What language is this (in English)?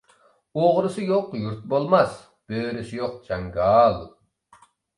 Uyghur